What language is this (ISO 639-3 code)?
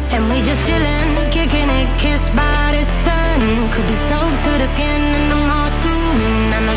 eng